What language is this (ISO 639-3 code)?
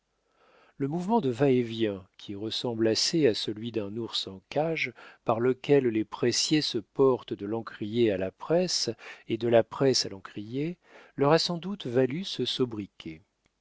fra